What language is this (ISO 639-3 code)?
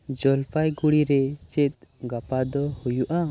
sat